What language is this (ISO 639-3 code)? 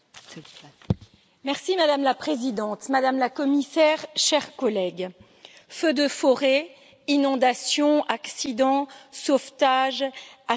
fra